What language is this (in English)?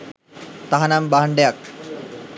Sinhala